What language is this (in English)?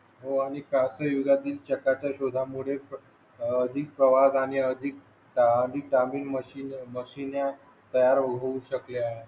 Marathi